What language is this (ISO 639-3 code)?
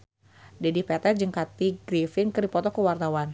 sun